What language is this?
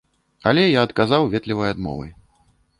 Belarusian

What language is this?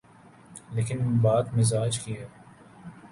Urdu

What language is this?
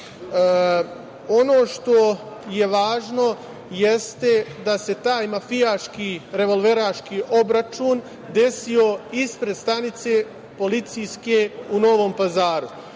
Serbian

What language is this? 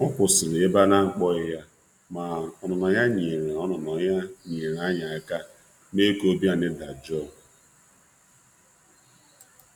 Igbo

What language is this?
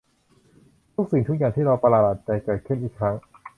Thai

